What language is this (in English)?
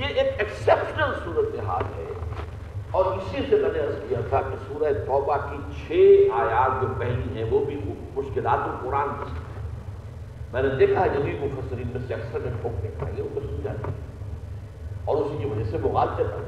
Urdu